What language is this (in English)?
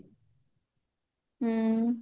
Odia